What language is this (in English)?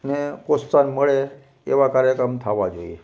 Gujarati